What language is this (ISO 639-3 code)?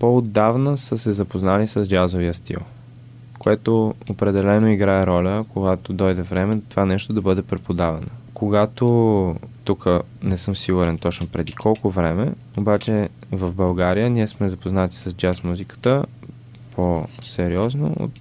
bul